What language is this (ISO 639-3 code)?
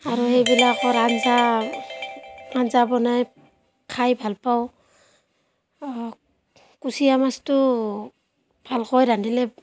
asm